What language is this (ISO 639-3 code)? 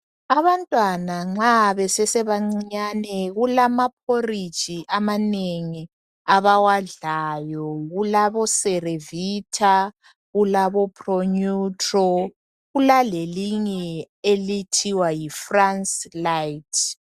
nde